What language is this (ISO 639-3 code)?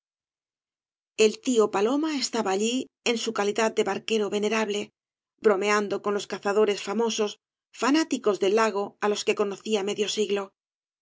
spa